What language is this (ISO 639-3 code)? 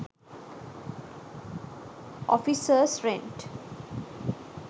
sin